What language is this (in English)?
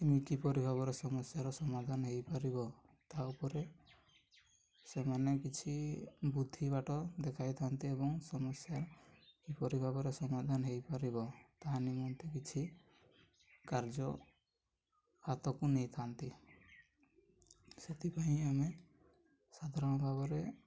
Odia